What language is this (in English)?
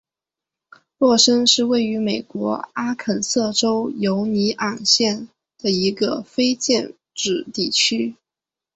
Chinese